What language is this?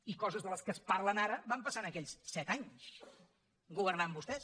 Catalan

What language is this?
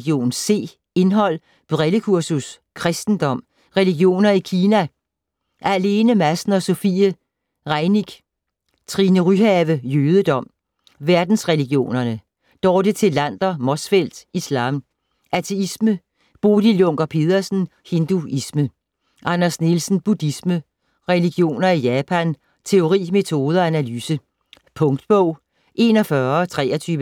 Danish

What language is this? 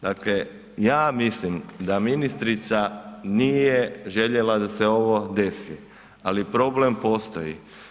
Croatian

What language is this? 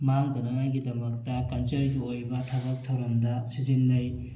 Manipuri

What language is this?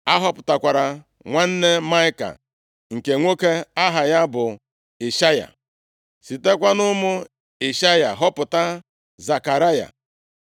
Igbo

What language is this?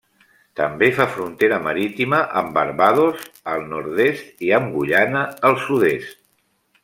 Catalan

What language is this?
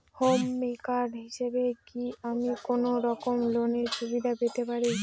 Bangla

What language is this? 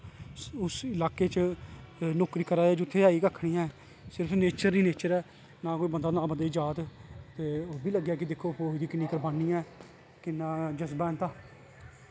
Dogri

